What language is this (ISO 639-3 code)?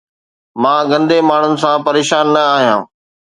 snd